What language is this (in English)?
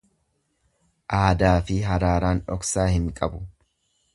Oromo